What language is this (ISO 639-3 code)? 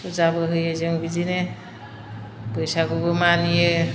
brx